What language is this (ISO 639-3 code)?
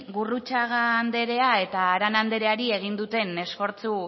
eus